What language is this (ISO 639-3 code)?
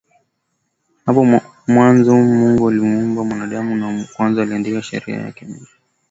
swa